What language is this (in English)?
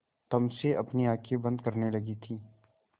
Hindi